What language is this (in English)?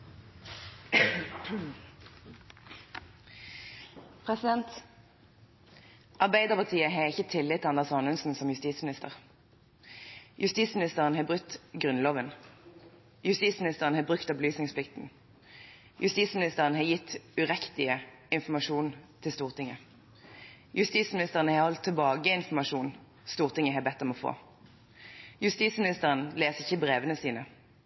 Norwegian